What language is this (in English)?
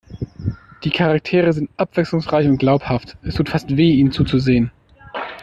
German